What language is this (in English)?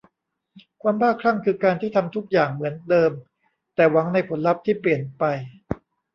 Thai